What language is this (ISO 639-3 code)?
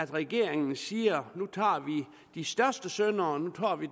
dan